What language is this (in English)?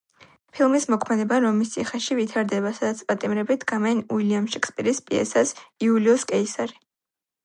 Georgian